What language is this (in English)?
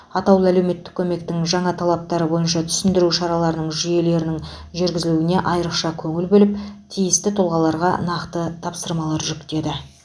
Kazakh